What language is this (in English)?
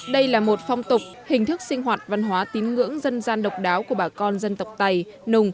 Vietnamese